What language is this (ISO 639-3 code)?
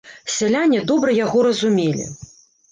bel